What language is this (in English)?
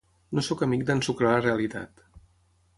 Catalan